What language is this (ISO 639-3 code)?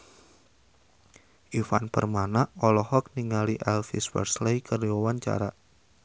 sun